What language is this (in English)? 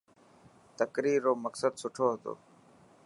Dhatki